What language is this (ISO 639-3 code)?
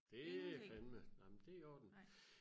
dan